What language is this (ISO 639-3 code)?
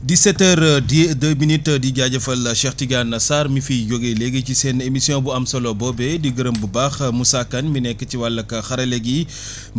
wol